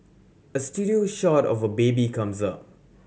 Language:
English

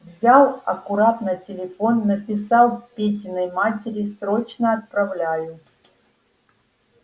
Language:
Russian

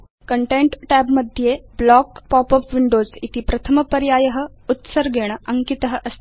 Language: Sanskrit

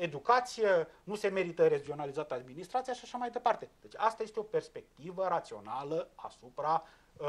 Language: Romanian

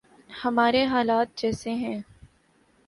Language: Urdu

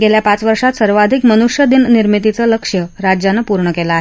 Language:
Marathi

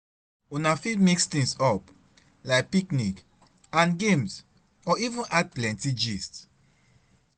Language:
Nigerian Pidgin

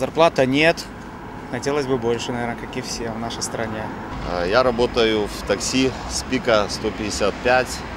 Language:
Russian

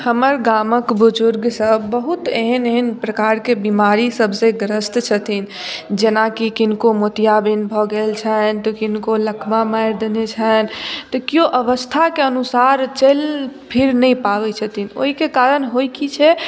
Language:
Maithili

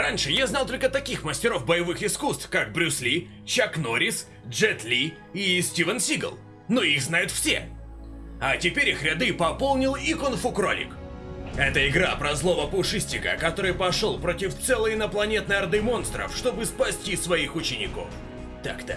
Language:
Russian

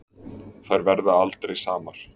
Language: Icelandic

